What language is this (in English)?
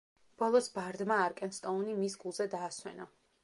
Georgian